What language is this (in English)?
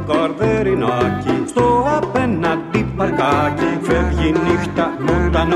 Greek